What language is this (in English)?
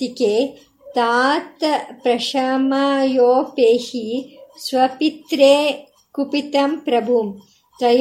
Kannada